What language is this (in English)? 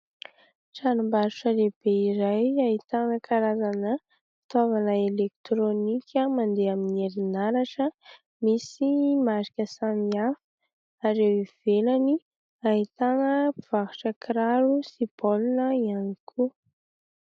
Malagasy